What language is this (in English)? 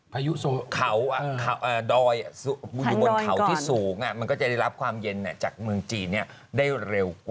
Thai